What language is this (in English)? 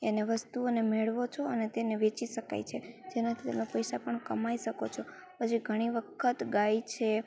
Gujarati